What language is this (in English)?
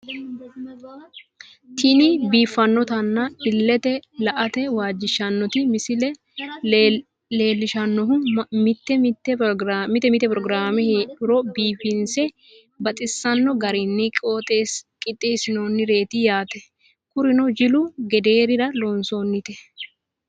Sidamo